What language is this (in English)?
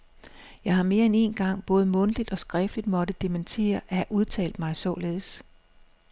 Danish